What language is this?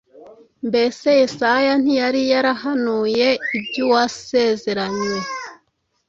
Kinyarwanda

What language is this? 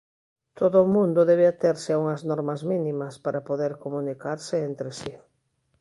Galician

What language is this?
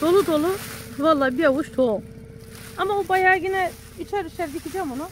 Turkish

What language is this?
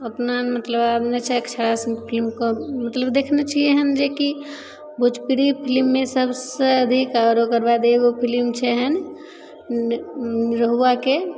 Maithili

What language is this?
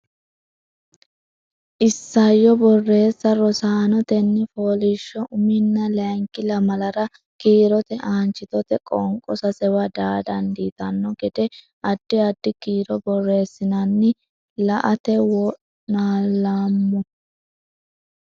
Sidamo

